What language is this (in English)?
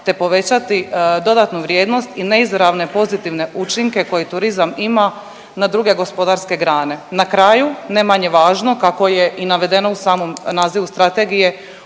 Croatian